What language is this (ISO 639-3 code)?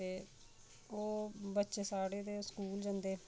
doi